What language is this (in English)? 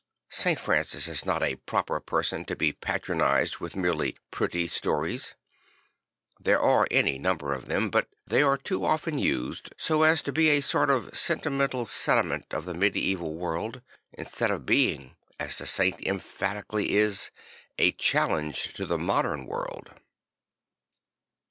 English